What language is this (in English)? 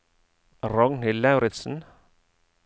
Norwegian